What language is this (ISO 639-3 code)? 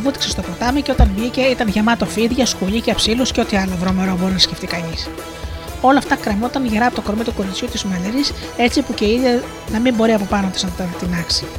ell